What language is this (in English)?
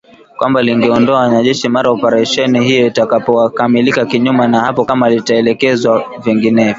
Swahili